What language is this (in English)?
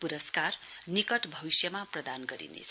Nepali